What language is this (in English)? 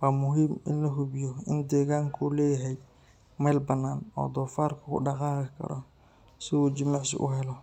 Somali